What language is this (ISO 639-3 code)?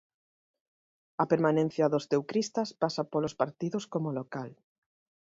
glg